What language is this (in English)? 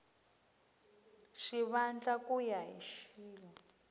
Tsonga